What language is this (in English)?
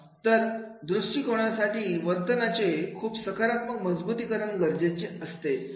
Marathi